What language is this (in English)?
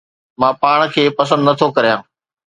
Sindhi